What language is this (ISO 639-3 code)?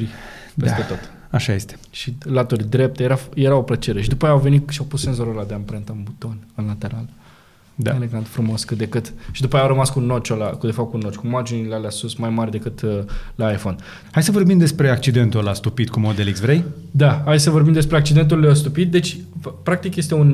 ron